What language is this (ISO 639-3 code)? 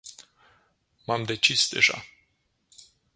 ron